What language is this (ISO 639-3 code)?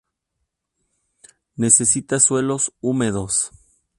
spa